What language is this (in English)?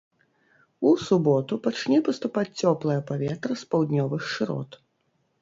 Belarusian